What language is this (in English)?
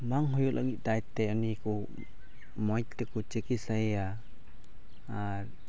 Santali